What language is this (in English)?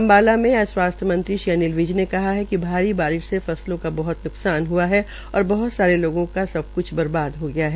Hindi